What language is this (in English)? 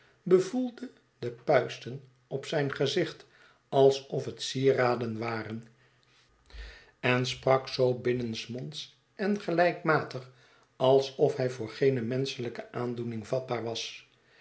Dutch